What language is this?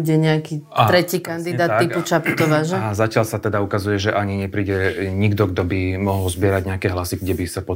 Slovak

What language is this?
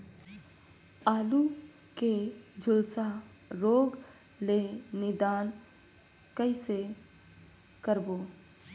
Chhattisgarhi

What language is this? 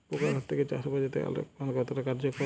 Bangla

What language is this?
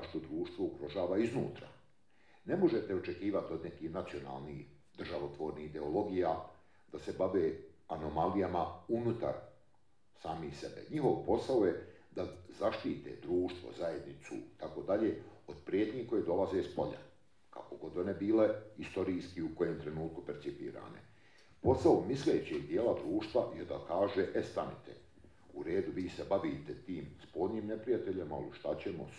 Croatian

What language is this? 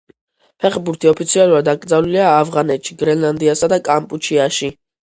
Georgian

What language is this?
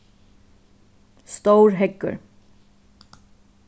Faroese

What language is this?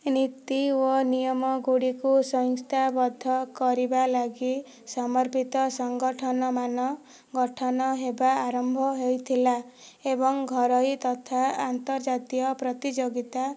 Odia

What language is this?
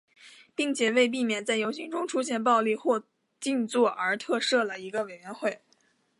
Chinese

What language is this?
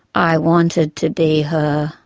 English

